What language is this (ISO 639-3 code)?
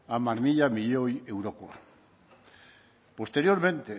eus